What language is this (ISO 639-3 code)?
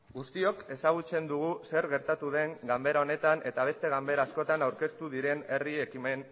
eus